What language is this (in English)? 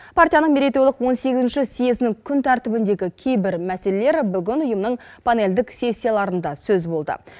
Kazakh